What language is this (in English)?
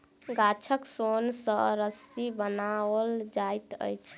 Maithili